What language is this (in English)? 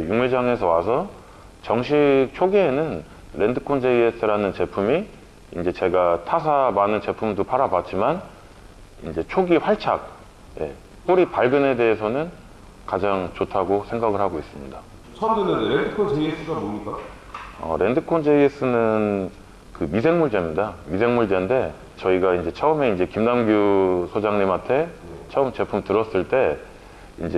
Korean